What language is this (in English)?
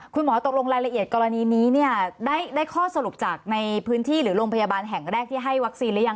Thai